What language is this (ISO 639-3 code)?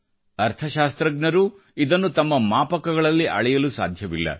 kan